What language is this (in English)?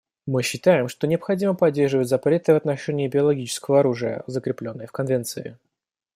Russian